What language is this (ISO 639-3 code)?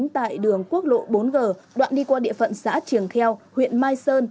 vie